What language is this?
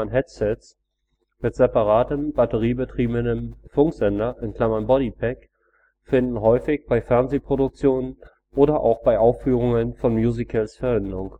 German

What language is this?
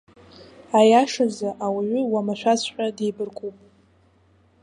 Abkhazian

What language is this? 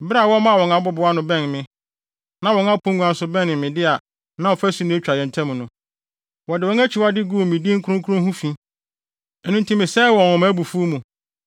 Akan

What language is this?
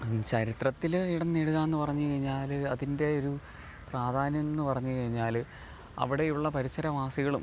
Malayalam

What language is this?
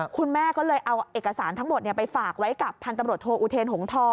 Thai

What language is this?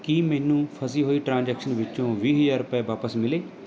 Punjabi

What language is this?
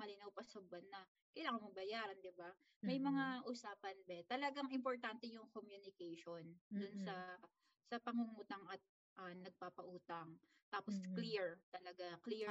Filipino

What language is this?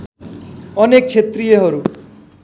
Nepali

